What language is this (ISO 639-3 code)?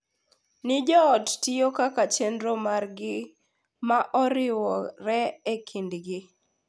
luo